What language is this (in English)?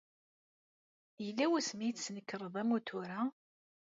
Kabyle